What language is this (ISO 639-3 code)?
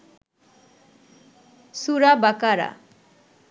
ben